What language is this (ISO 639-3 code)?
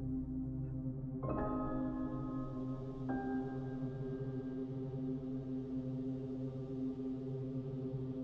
ita